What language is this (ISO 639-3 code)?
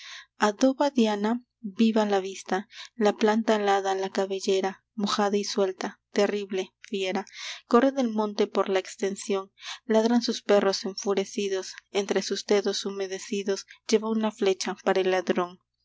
spa